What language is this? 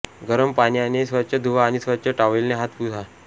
Marathi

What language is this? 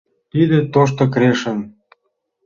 Mari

